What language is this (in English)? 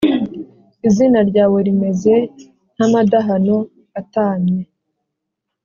Kinyarwanda